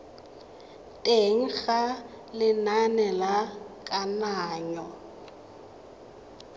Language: Tswana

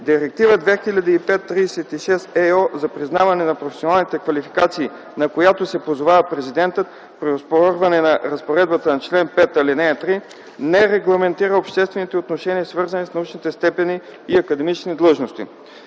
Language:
Bulgarian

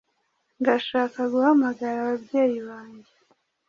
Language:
Kinyarwanda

